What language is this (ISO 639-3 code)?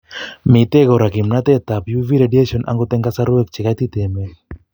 kln